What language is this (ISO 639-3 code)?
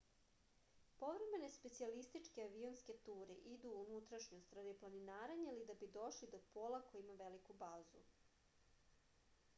srp